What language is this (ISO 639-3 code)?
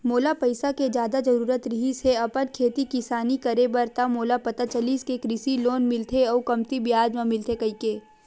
hne